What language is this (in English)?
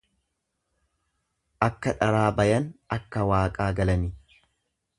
Oromo